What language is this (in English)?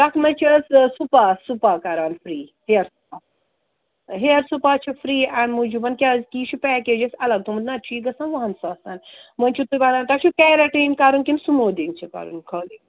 Kashmiri